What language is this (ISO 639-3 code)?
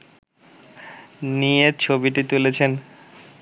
ben